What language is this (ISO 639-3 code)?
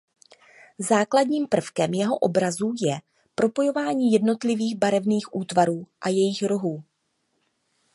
ces